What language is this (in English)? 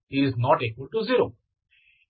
Kannada